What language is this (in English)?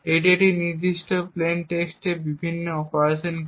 Bangla